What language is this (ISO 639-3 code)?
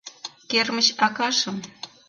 chm